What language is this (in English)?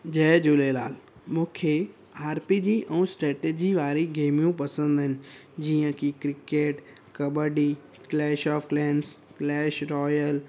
Sindhi